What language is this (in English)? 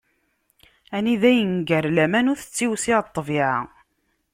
Kabyle